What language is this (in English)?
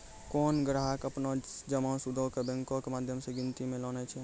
Maithili